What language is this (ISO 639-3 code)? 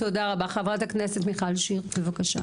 heb